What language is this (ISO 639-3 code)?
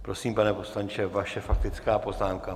ces